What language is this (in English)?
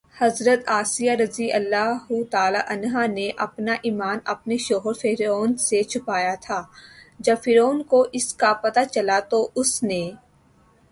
Urdu